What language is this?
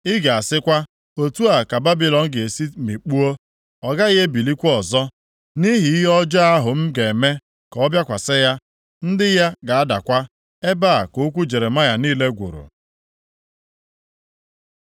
Igbo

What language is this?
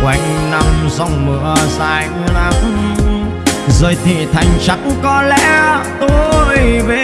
Vietnamese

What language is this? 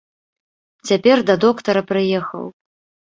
Belarusian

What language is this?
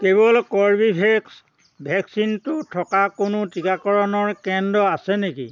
Assamese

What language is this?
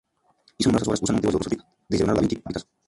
Spanish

